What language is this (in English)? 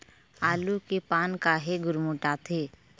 Chhattisgarhi